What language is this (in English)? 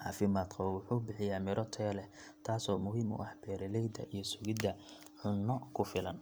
Somali